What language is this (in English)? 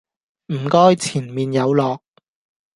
Cantonese